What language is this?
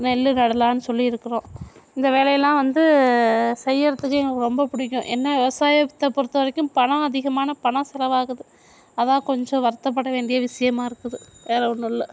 Tamil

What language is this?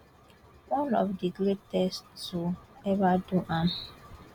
Nigerian Pidgin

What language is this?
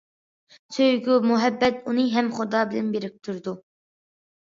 Uyghur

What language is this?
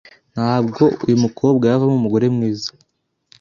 Kinyarwanda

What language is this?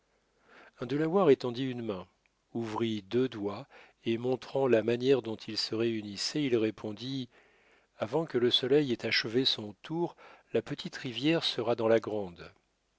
French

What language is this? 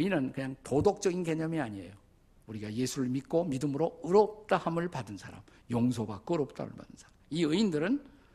Korean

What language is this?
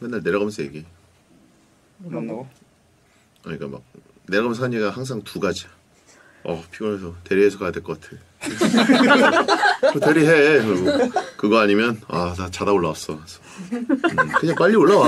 Korean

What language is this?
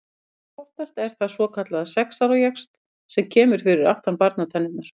Icelandic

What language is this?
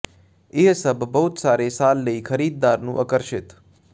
Punjabi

